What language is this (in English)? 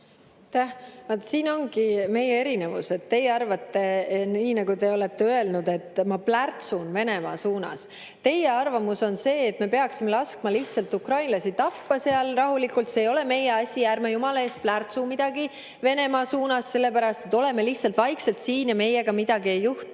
Estonian